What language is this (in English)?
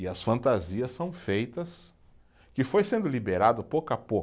Portuguese